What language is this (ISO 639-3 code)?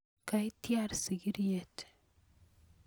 kln